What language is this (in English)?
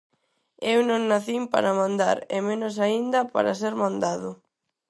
Galician